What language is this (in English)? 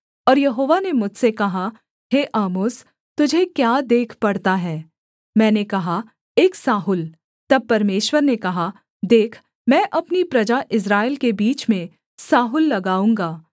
Hindi